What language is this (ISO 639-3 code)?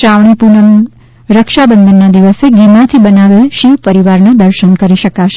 guj